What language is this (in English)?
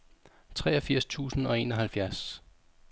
Danish